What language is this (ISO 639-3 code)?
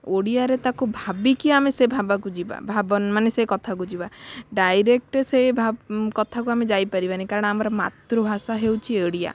ori